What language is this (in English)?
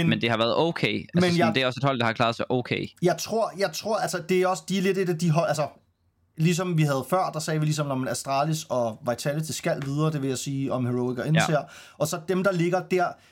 Danish